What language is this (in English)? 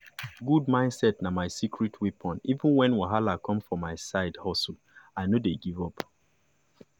Nigerian Pidgin